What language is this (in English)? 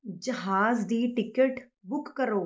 Punjabi